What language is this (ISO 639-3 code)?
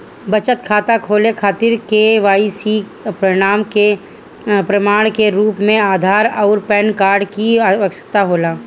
bho